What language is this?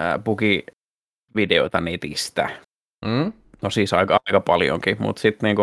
Finnish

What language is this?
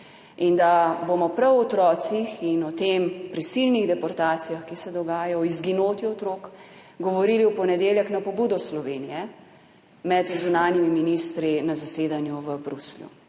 Slovenian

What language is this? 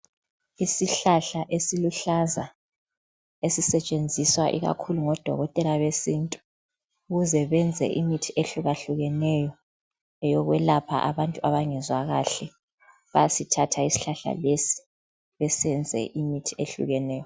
North Ndebele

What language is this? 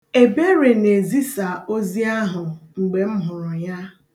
Igbo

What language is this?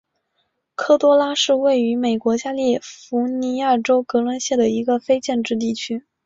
Chinese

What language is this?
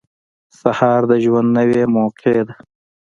Pashto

